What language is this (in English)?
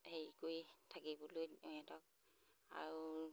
Assamese